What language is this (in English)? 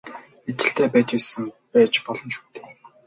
Mongolian